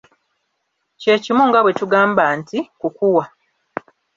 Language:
Ganda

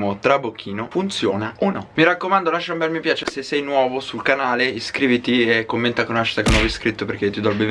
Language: Italian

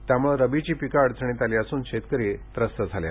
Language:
Marathi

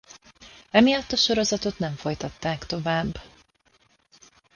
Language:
Hungarian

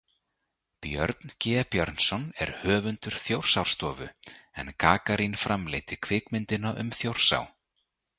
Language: Icelandic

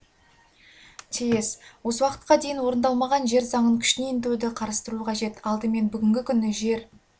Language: Kazakh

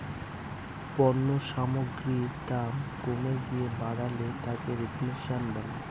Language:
Bangla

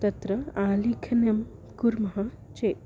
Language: Sanskrit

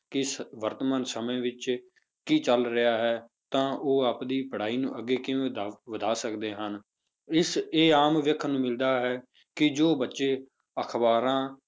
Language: Punjabi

